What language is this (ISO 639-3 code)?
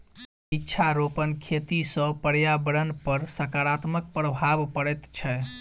mai